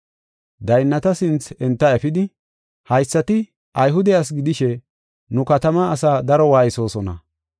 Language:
Gofa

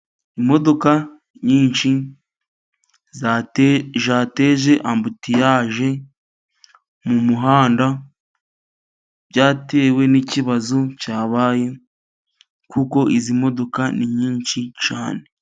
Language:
Kinyarwanda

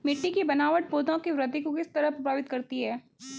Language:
Hindi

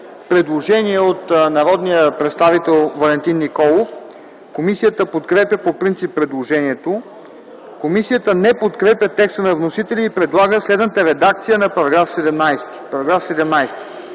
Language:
Bulgarian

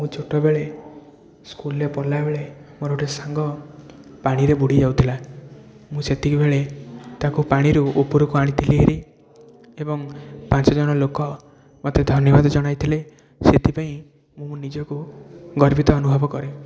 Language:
Odia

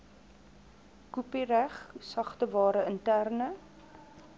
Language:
Afrikaans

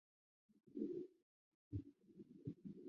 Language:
Chinese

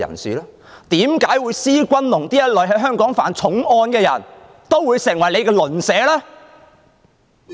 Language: Cantonese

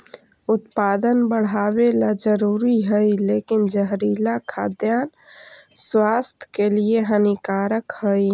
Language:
Magahi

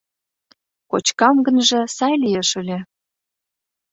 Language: Mari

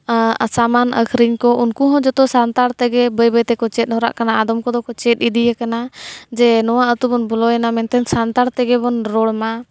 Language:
Santali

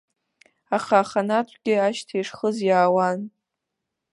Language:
Abkhazian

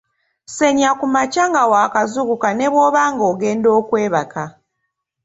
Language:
Ganda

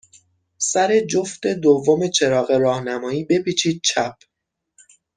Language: Persian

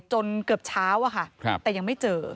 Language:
Thai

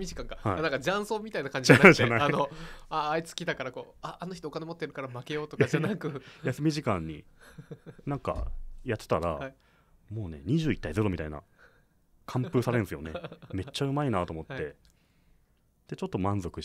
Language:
Japanese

